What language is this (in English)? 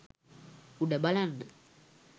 Sinhala